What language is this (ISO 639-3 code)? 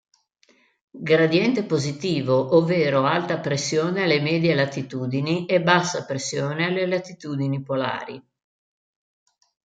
ita